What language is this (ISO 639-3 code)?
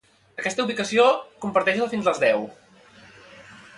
cat